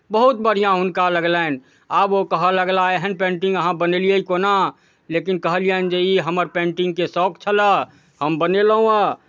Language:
Maithili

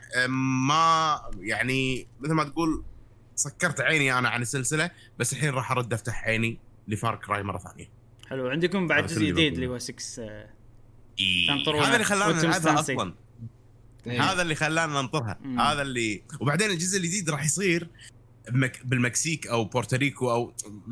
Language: Arabic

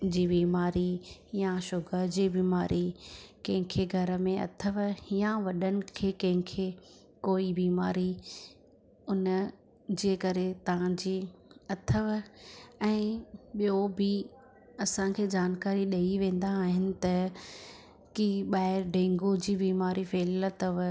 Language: Sindhi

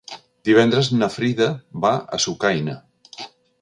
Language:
Catalan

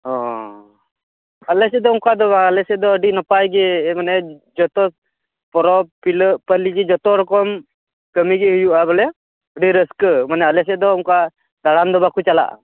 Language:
Santali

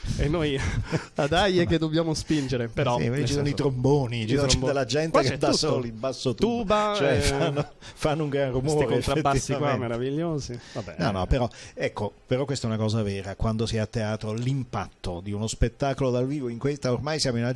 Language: Italian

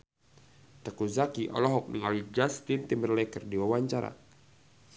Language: Sundanese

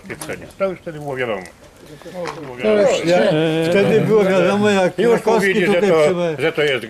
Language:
Polish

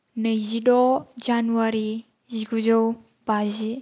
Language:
Bodo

